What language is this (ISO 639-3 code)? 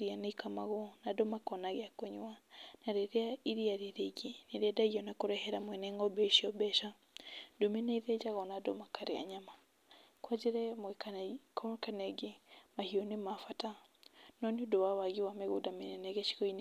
kik